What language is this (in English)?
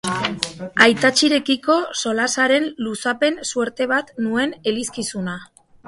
Basque